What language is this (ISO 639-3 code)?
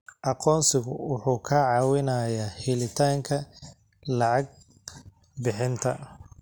som